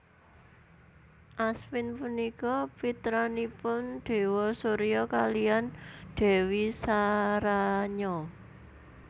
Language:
Javanese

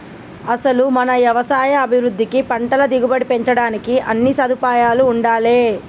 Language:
Telugu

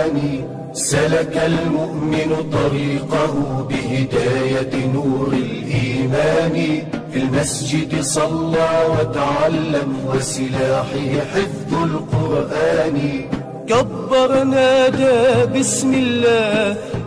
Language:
Arabic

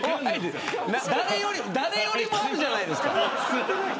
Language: Japanese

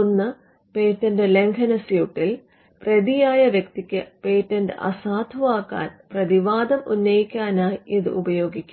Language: Malayalam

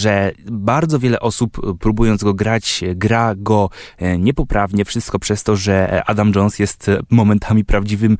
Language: Polish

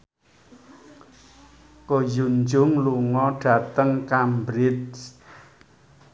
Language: Javanese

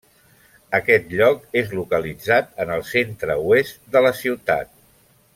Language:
Catalan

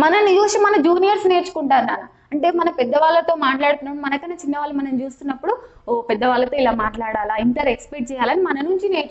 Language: Hindi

